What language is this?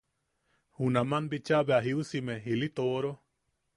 Yaqui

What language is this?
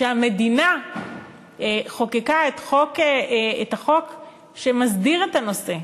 Hebrew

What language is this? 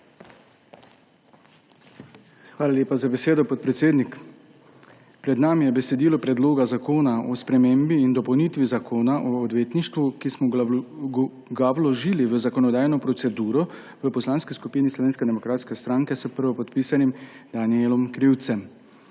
Slovenian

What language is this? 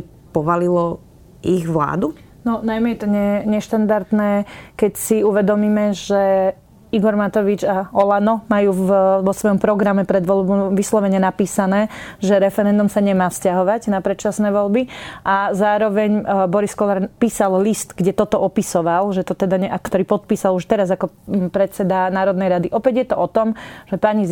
Slovak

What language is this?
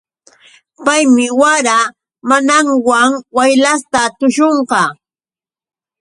Yauyos Quechua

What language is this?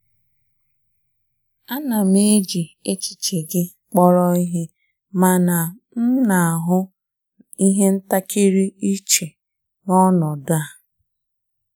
Igbo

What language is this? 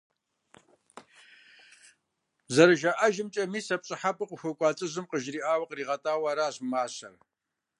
Kabardian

